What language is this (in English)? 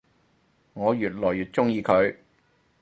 Cantonese